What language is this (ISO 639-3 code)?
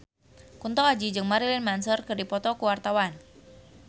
sun